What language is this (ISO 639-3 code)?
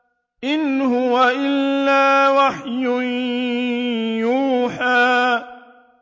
ara